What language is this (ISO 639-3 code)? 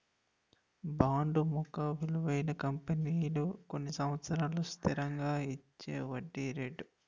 tel